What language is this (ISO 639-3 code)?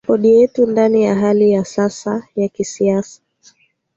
swa